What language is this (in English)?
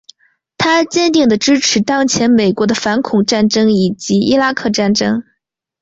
Chinese